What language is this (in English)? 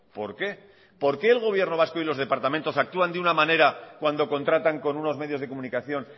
Spanish